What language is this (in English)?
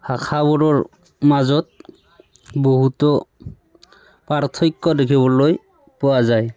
Assamese